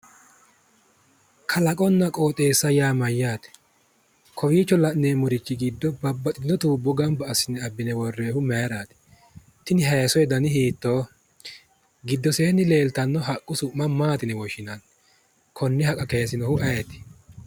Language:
Sidamo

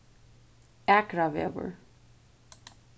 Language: Faroese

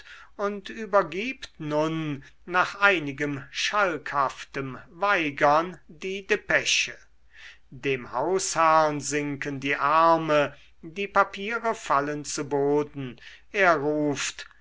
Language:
German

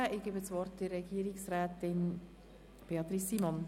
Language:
Swiss German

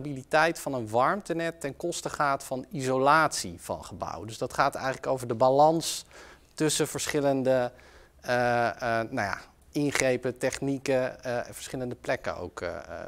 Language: Dutch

